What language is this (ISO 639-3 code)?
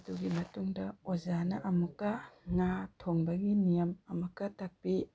mni